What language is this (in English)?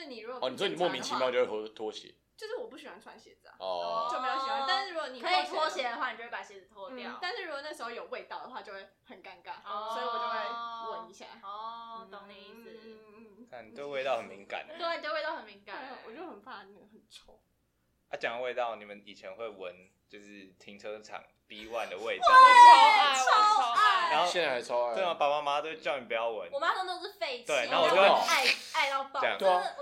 Chinese